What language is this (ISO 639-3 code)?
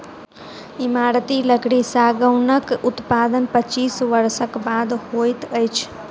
mai